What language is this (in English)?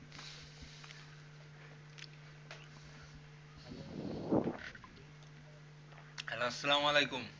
Bangla